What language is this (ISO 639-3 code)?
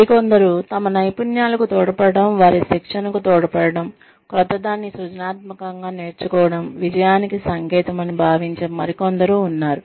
tel